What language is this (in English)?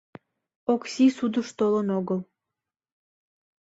Mari